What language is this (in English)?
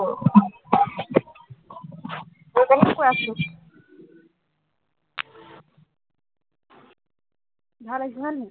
Assamese